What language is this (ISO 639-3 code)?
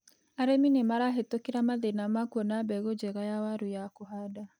kik